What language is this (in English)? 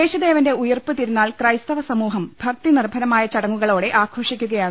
Malayalam